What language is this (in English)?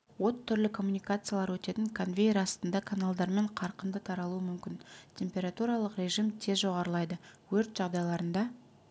Kazakh